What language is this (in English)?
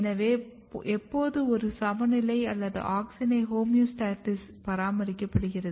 Tamil